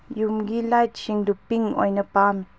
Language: Manipuri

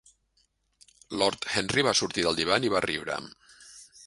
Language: Catalan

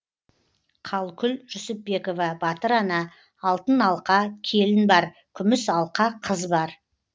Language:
Kazakh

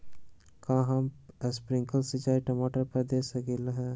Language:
Magahi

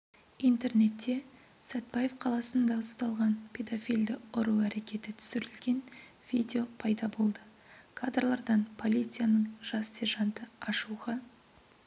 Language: Kazakh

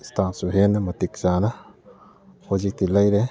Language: Manipuri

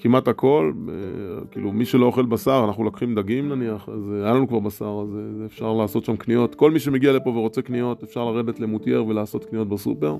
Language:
Hebrew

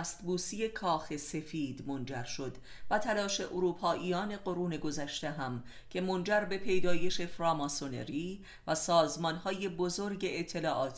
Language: Persian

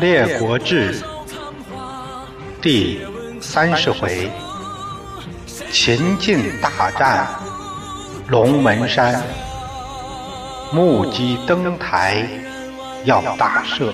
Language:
Chinese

